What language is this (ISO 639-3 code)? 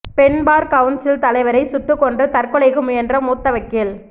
tam